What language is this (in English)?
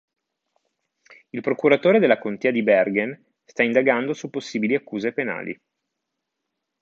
Italian